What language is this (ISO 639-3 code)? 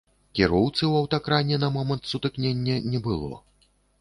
bel